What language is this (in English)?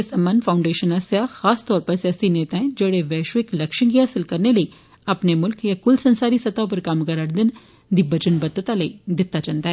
Dogri